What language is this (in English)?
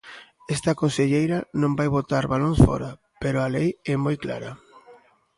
Galician